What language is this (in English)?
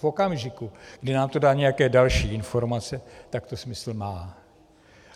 Czech